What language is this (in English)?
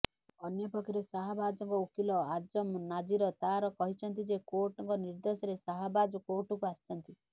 Odia